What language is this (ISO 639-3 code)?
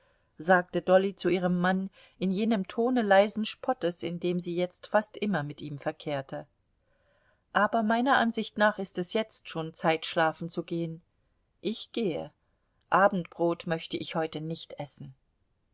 deu